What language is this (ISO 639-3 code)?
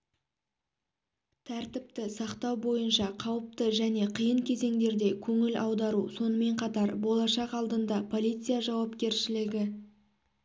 kaz